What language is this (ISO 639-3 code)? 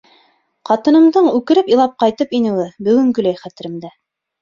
bak